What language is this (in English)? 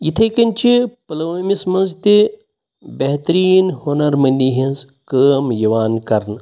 Kashmiri